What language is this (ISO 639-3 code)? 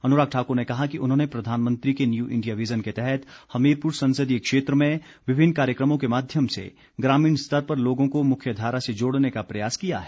hin